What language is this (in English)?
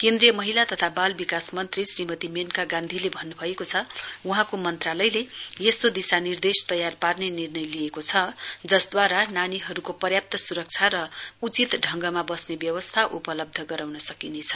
Nepali